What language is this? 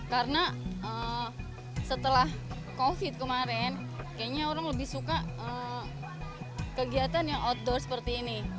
Indonesian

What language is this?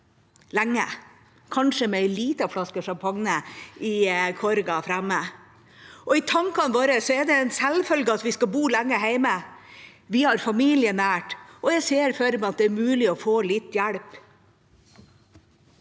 Norwegian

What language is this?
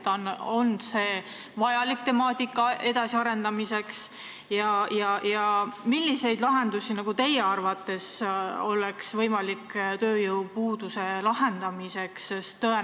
Estonian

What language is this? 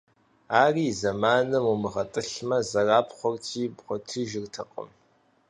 Kabardian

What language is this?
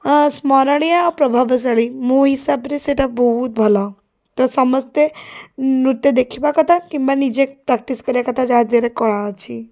Odia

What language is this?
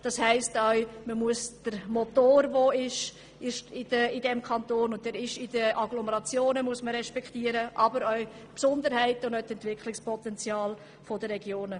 Swiss German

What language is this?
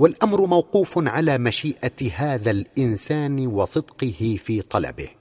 Arabic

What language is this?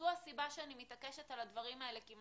Hebrew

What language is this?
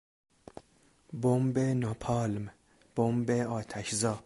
Persian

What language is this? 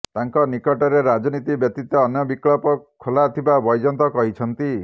Odia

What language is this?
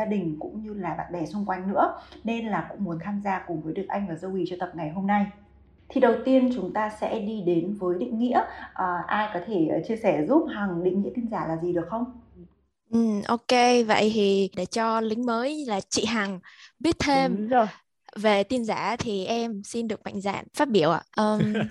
Vietnamese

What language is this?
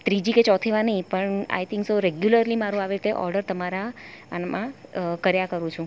Gujarati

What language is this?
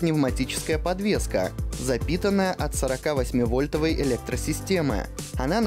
Russian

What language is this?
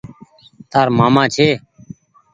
Goaria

